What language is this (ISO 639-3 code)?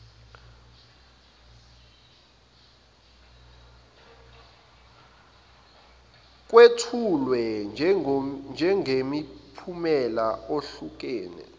zul